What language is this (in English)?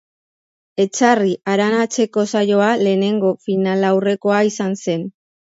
Basque